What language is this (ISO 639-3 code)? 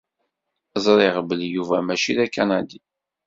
kab